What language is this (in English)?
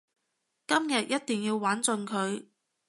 Cantonese